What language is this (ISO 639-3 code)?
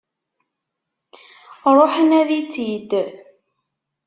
kab